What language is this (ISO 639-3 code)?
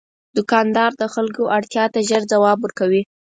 pus